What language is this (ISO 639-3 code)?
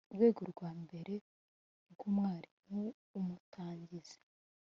kin